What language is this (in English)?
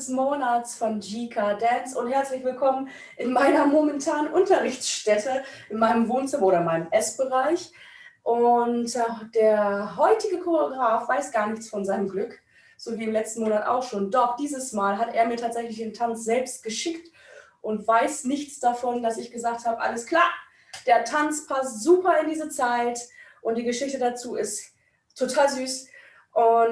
German